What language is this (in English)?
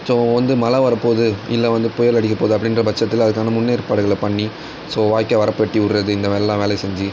Tamil